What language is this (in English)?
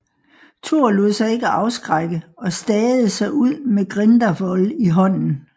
Danish